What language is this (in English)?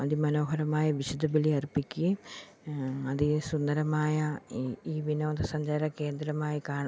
Malayalam